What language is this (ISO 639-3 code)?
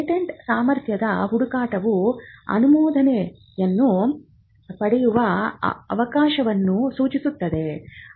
kan